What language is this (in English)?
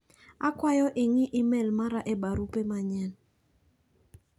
Luo (Kenya and Tanzania)